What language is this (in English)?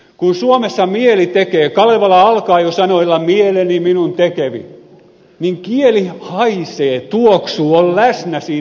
Finnish